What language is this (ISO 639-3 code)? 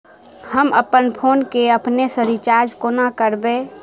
mai